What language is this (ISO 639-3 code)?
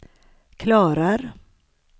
swe